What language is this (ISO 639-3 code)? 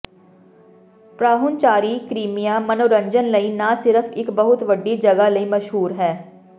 pan